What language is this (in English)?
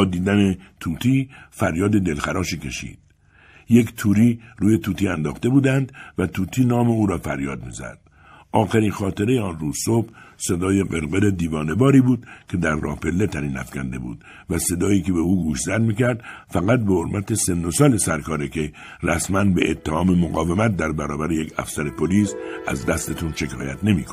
Persian